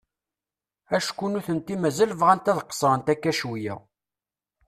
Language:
Kabyle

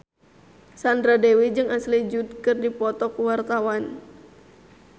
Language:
Sundanese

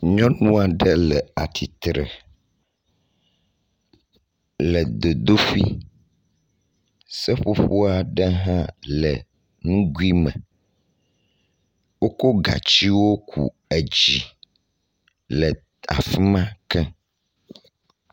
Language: Ewe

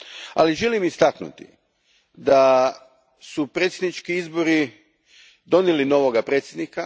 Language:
Croatian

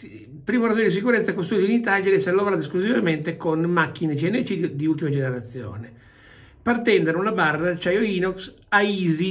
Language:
Italian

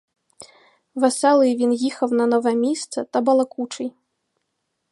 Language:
Ukrainian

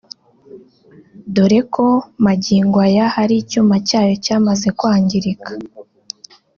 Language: Kinyarwanda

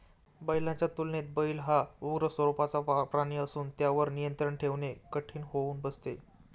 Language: Marathi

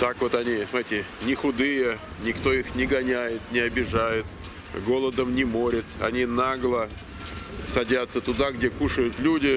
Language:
Russian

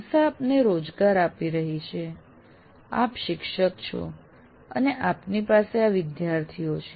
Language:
Gujarati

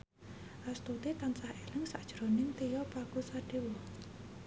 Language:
Javanese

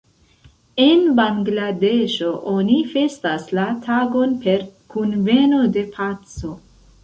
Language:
Esperanto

